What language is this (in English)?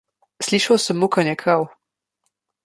Slovenian